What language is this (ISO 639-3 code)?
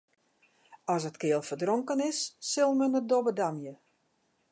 fry